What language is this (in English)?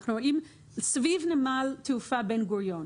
Hebrew